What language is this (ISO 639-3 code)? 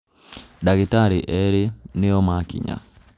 kik